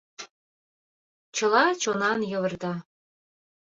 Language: Mari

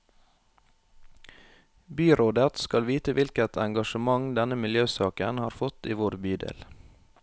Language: Norwegian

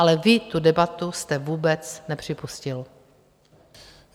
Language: Czech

